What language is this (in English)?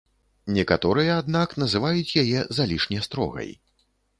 Belarusian